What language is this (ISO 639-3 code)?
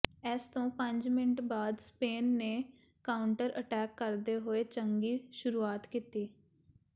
pan